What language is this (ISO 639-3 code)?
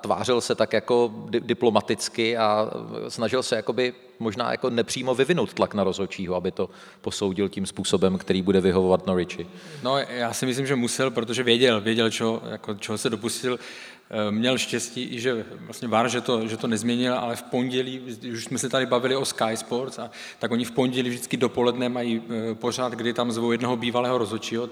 ces